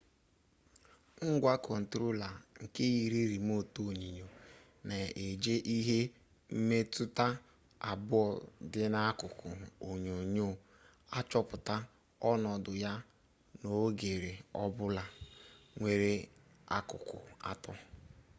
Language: Igbo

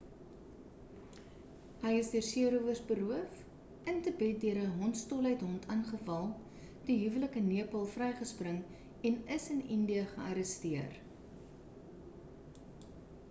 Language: Afrikaans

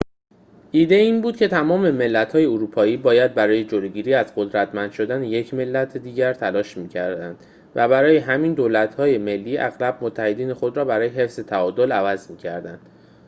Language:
Persian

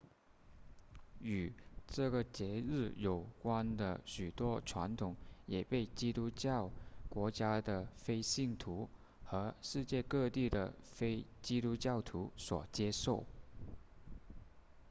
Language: Chinese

